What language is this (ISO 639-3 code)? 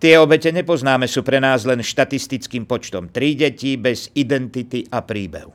slk